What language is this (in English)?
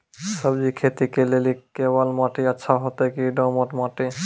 Maithili